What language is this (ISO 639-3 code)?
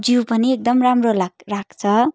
nep